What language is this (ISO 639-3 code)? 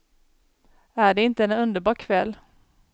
swe